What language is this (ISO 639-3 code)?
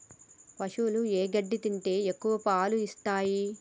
tel